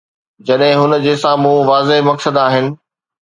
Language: Sindhi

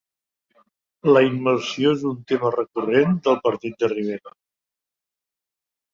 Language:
Catalan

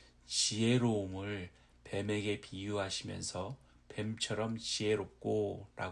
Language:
Korean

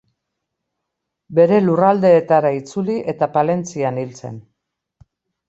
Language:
Basque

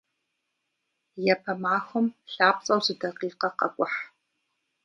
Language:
Kabardian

